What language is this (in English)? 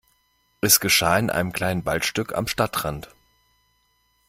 German